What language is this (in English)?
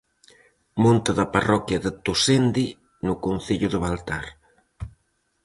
Galician